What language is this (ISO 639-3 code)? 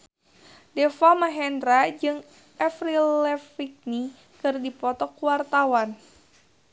sun